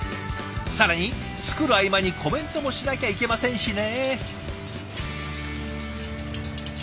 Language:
Japanese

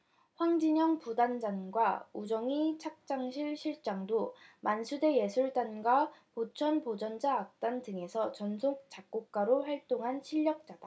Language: Korean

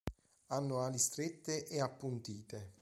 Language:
Italian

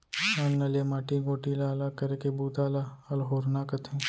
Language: Chhattisgarhi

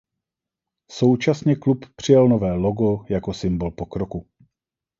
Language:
Czech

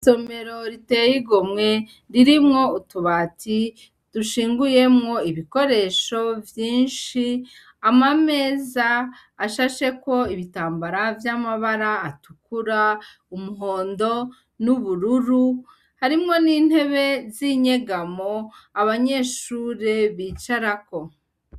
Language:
Rundi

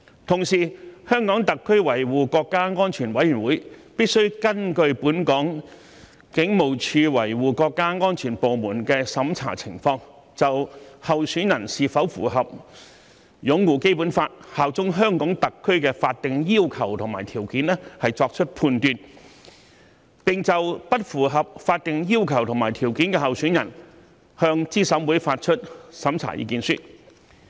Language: Cantonese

